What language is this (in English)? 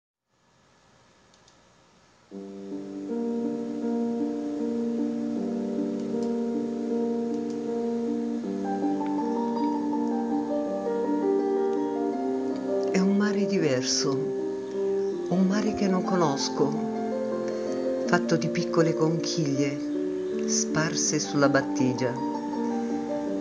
Italian